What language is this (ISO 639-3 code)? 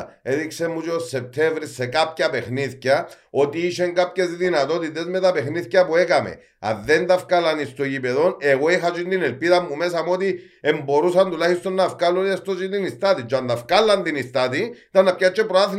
ell